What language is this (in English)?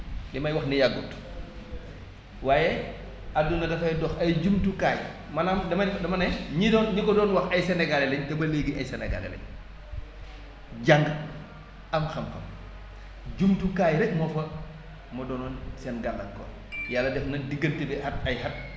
Wolof